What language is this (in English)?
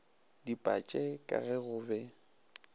Northern Sotho